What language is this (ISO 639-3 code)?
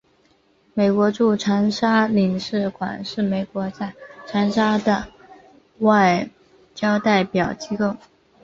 zho